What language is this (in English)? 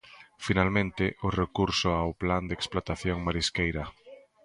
Galician